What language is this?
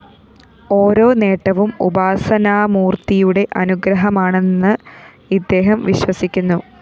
Malayalam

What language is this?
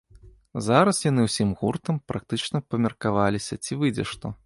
Belarusian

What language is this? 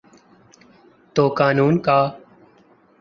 Urdu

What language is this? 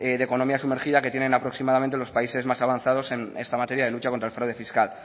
Spanish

